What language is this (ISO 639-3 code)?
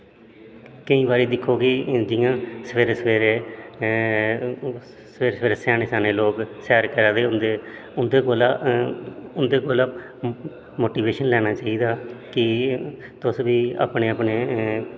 doi